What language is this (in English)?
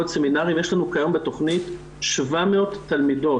Hebrew